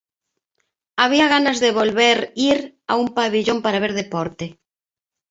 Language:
Galician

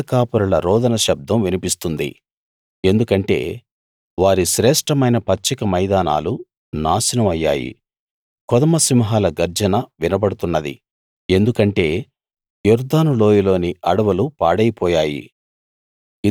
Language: Telugu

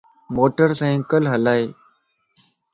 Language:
Lasi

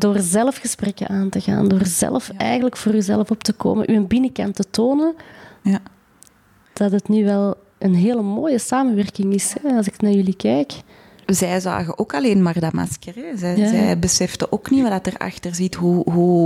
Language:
Dutch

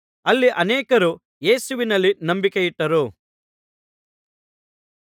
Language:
Kannada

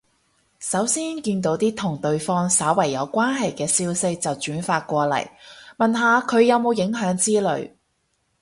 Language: Cantonese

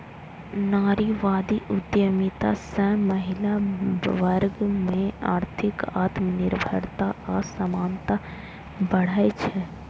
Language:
Maithili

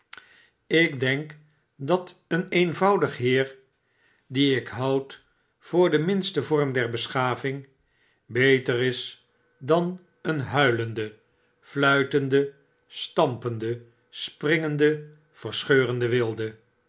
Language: Dutch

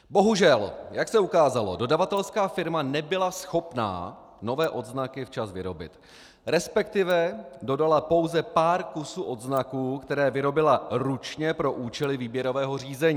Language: Czech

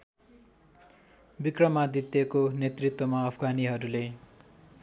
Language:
Nepali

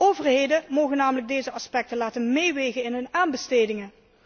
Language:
Dutch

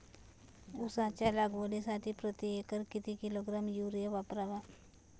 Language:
Marathi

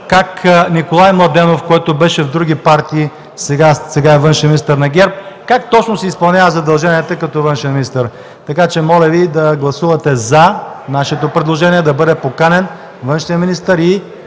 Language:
Bulgarian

